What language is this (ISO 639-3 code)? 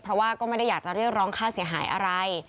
tha